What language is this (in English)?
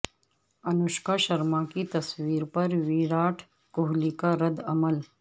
Urdu